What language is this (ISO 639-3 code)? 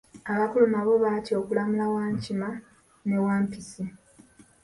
lug